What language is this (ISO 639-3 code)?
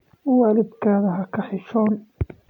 som